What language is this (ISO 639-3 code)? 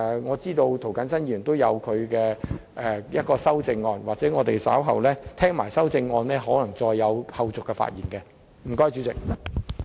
yue